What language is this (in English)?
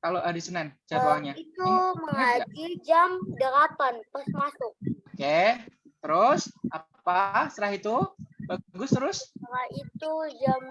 Indonesian